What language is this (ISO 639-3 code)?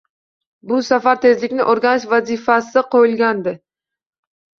uzb